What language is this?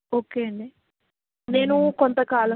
Telugu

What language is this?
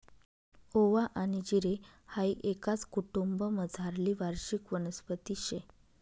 Marathi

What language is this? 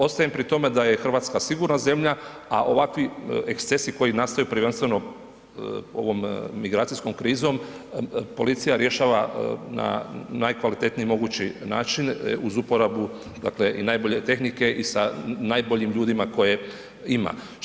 Croatian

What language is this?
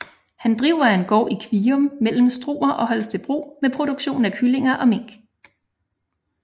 Danish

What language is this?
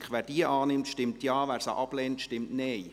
Swiss German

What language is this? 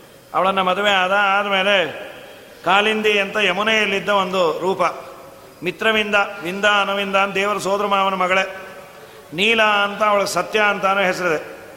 Kannada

